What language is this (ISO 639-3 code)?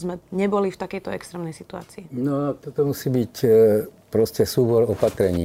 slk